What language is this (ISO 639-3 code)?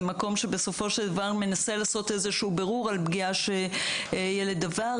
heb